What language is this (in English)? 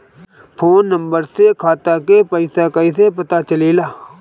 Bhojpuri